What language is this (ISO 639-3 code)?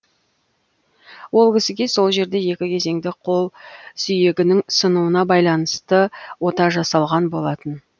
kaz